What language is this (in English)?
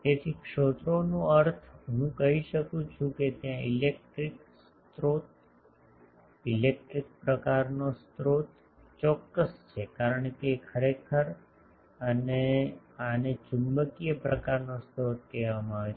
Gujarati